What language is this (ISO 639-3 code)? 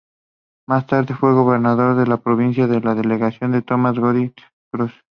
spa